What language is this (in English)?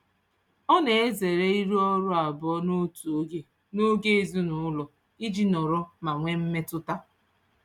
Igbo